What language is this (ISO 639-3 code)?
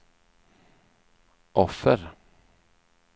swe